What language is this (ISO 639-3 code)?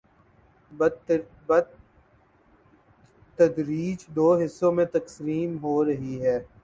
urd